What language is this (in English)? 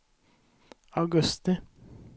Swedish